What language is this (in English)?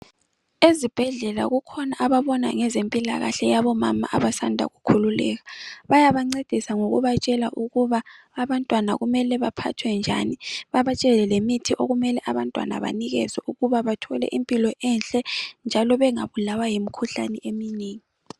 North Ndebele